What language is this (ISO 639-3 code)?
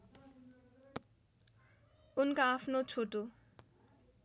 nep